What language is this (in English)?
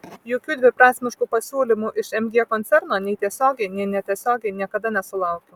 Lithuanian